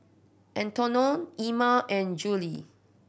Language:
English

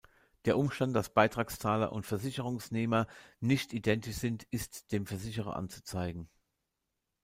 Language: German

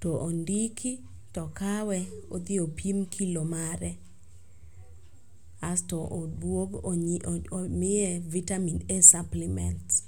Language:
Luo (Kenya and Tanzania)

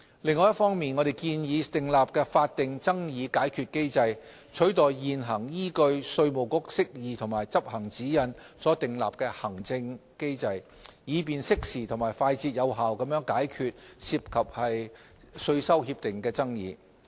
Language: Cantonese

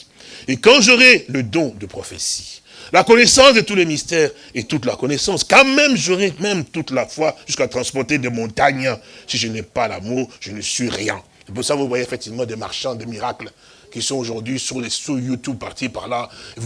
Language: French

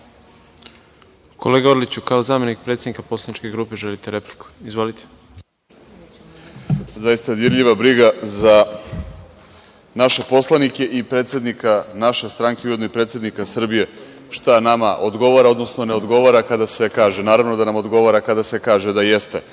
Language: Serbian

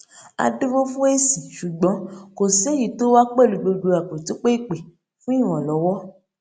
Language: Yoruba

